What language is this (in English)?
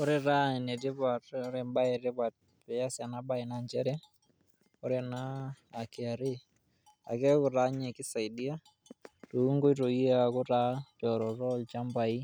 Masai